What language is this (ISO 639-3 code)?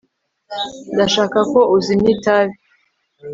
kin